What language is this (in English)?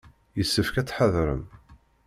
Kabyle